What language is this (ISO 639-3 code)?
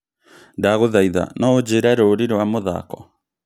kik